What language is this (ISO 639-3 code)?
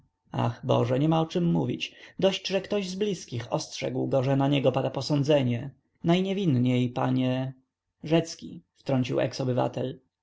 pol